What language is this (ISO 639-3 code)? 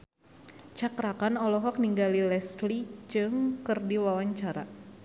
sun